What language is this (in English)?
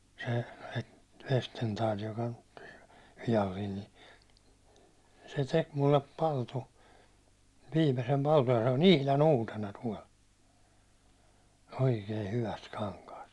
Finnish